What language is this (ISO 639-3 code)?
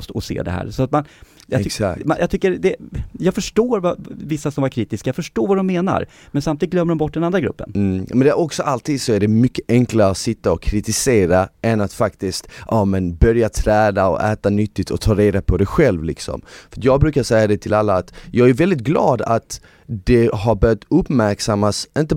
swe